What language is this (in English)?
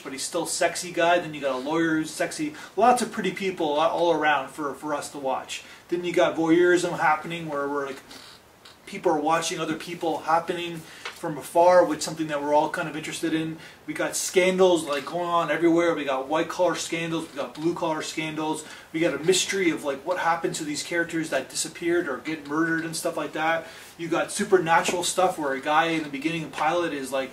English